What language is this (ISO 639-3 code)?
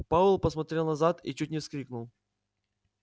rus